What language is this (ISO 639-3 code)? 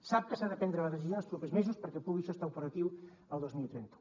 cat